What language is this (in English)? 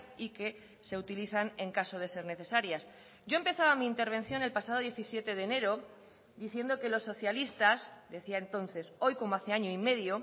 Spanish